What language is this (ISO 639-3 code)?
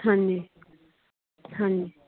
pan